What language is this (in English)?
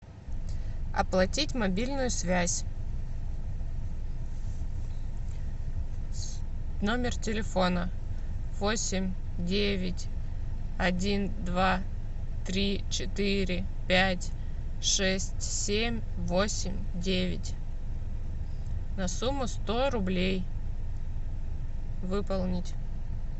Russian